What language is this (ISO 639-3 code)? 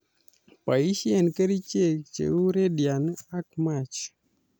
kln